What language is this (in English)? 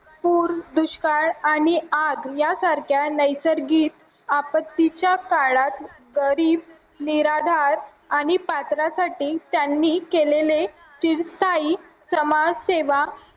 Marathi